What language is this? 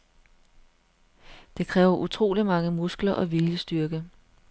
Danish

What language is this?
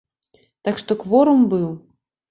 Belarusian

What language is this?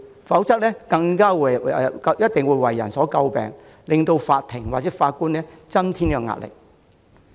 Cantonese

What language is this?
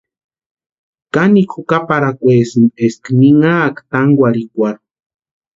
Western Highland Purepecha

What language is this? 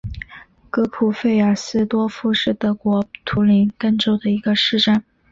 Chinese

